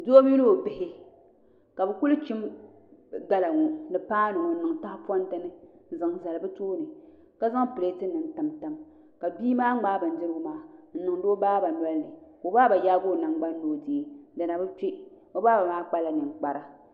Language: Dagbani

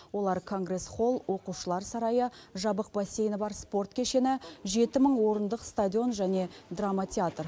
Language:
Kazakh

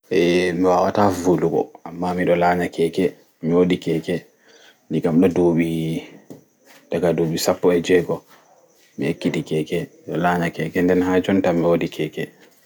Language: Fula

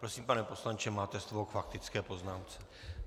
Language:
Czech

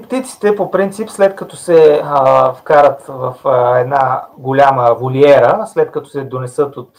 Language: Bulgarian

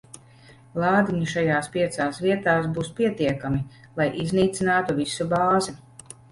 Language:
Latvian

